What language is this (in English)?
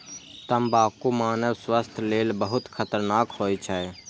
Maithili